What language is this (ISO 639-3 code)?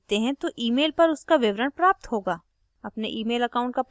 hin